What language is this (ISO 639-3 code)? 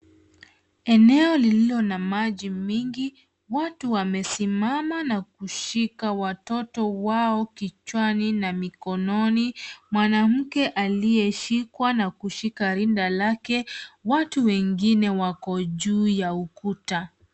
swa